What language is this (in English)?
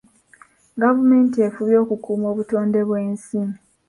Ganda